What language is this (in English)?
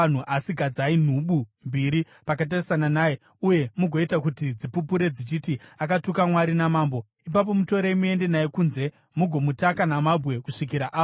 Shona